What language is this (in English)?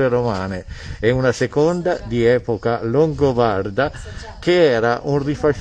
Italian